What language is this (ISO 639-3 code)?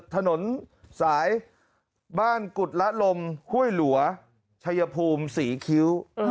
tha